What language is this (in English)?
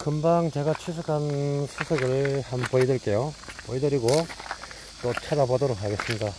Korean